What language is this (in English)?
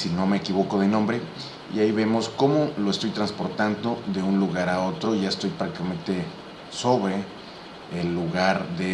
Spanish